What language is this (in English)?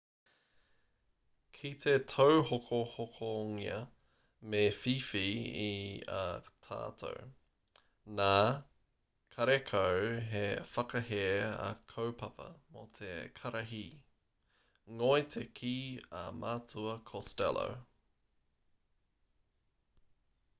Māori